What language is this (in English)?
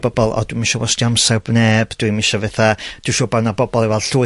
Welsh